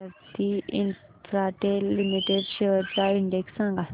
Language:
Marathi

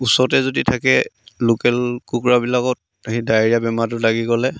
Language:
Assamese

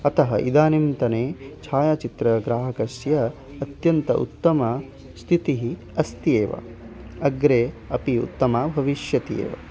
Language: Sanskrit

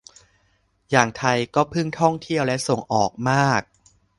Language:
Thai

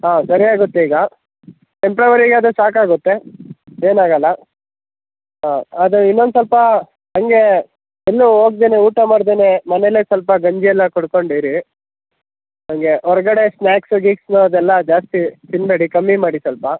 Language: Kannada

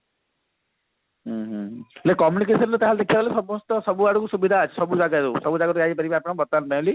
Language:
Odia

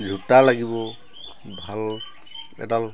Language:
Assamese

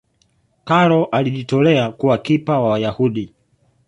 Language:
Swahili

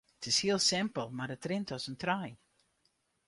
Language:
Western Frisian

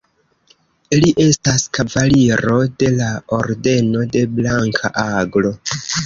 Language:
Esperanto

